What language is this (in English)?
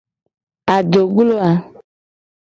Gen